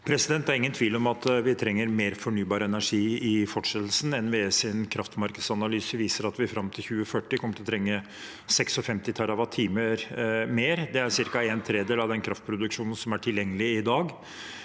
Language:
Norwegian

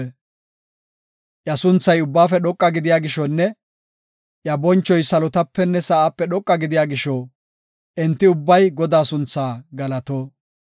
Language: Gofa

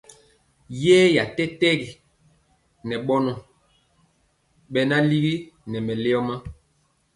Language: Mpiemo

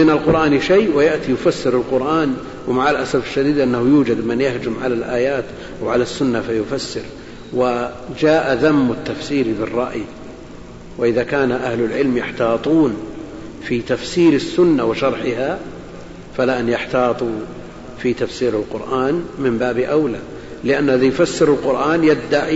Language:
Arabic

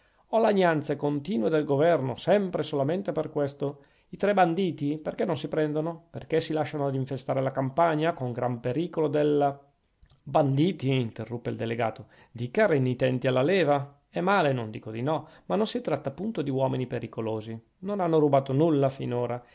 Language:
Italian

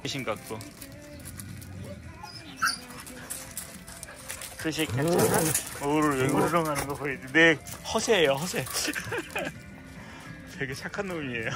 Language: Korean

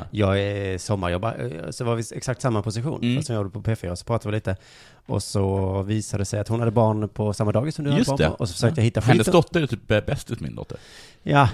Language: Swedish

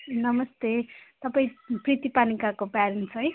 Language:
Nepali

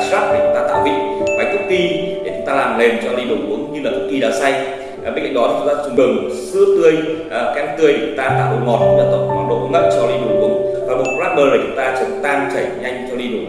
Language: Vietnamese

